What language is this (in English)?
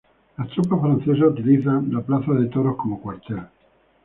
Spanish